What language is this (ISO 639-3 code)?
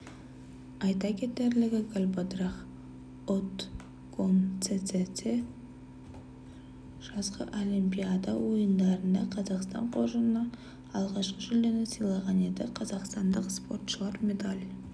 kaz